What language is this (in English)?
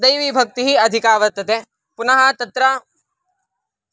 Sanskrit